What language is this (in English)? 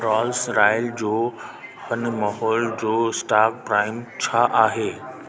Sindhi